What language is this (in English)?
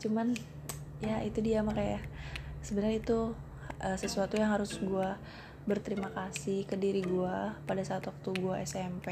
Indonesian